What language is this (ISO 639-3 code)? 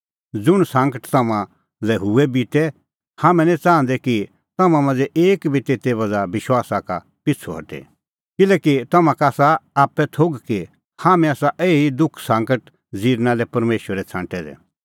kfx